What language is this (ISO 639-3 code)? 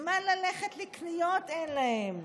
heb